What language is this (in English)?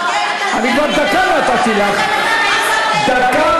Hebrew